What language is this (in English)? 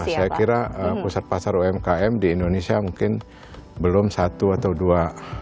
Indonesian